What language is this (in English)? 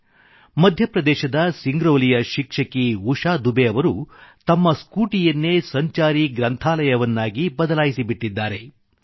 Kannada